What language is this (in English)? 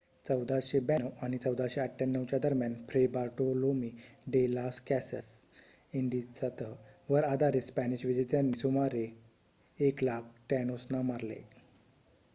Marathi